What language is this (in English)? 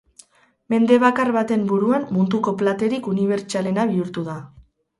Basque